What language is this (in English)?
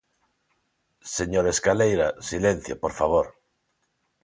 Galician